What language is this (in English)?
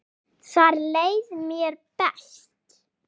Icelandic